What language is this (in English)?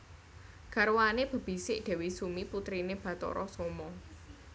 Javanese